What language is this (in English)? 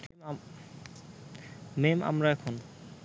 Bangla